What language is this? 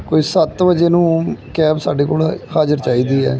Punjabi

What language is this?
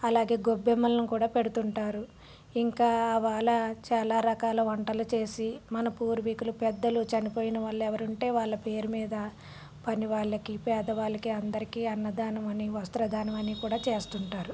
Telugu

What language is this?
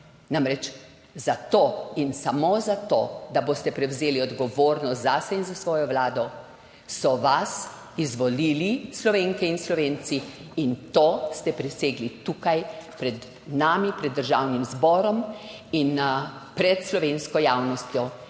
Slovenian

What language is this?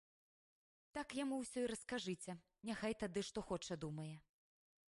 Belarusian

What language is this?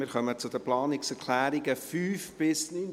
Swiss German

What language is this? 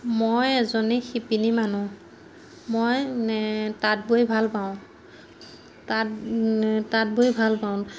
Assamese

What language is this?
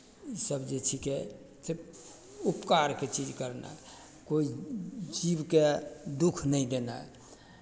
Maithili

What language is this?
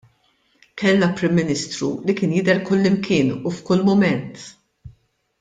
Maltese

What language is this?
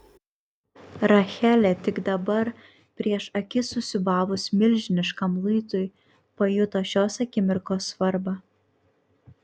Lithuanian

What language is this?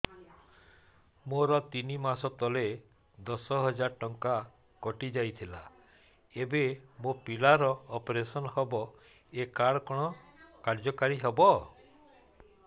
Odia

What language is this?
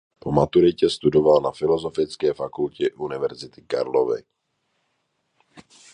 Czech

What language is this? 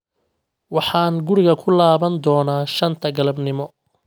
Somali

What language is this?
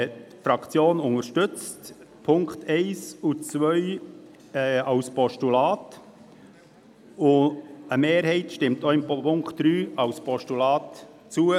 Swiss German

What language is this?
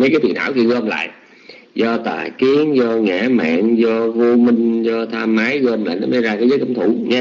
Vietnamese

